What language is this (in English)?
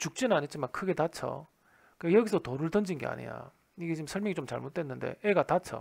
Korean